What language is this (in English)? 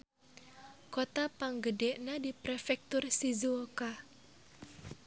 Sundanese